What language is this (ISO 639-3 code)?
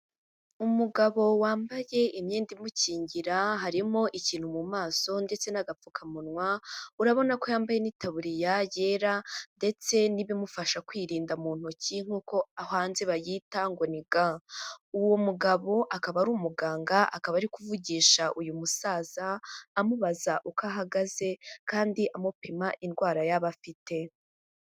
kin